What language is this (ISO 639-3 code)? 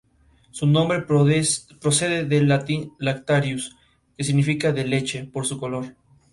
spa